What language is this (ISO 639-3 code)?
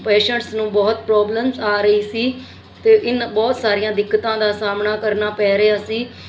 pan